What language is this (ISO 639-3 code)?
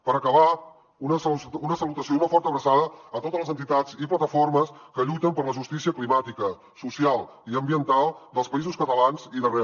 cat